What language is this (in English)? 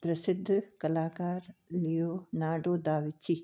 Sindhi